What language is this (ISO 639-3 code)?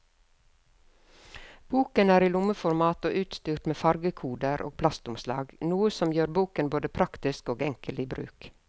nor